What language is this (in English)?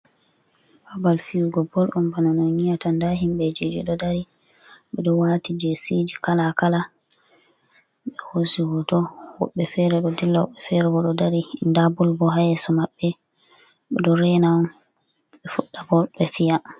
Fula